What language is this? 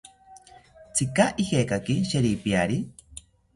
South Ucayali Ashéninka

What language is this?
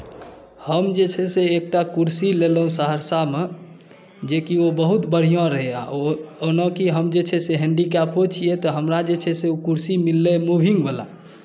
Maithili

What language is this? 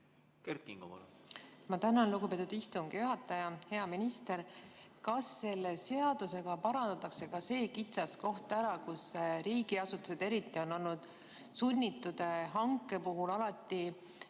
Estonian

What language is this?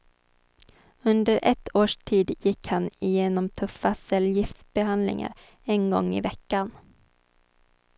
Swedish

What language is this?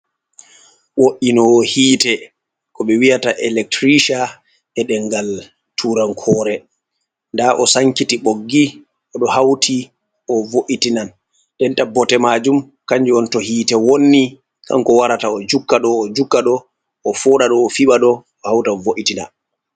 Fula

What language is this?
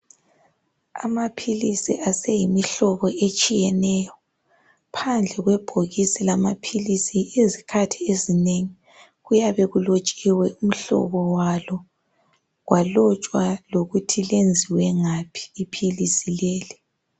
North Ndebele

